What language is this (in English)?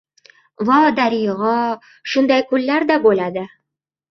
Uzbek